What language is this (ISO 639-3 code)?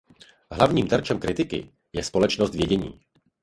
ces